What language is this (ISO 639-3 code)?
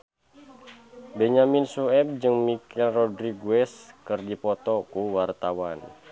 sun